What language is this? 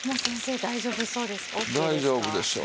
Japanese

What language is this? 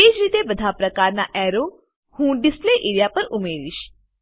Gujarati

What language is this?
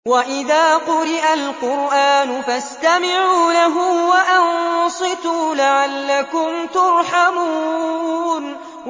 Arabic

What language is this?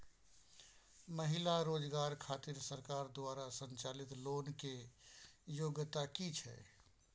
Maithili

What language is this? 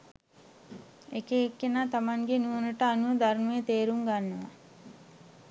Sinhala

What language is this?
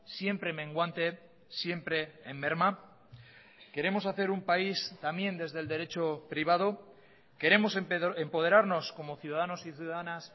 Spanish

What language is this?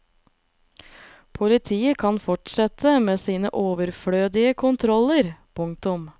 Norwegian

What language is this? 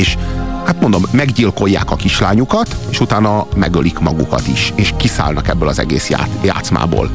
Hungarian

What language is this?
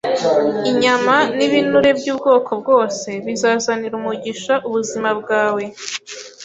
Kinyarwanda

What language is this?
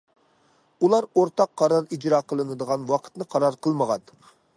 Uyghur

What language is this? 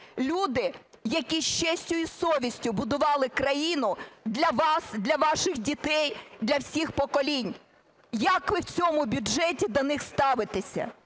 Ukrainian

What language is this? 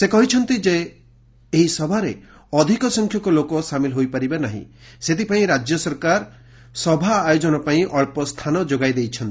Odia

